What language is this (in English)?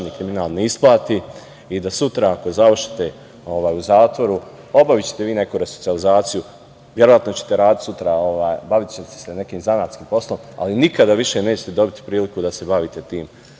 Serbian